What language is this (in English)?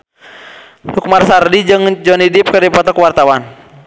Sundanese